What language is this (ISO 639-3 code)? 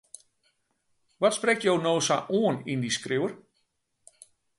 fry